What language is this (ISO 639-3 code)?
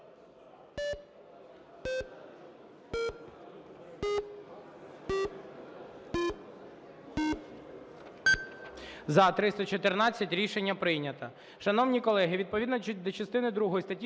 ukr